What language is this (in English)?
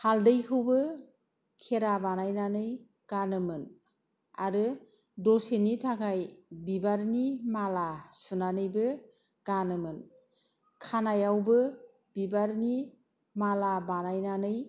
Bodo